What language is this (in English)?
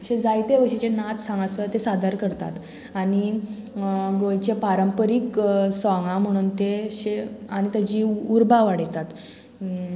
Konkani